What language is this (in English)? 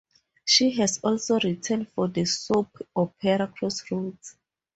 English